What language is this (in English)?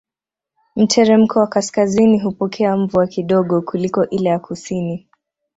Swahili